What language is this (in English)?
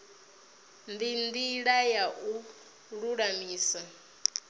Venda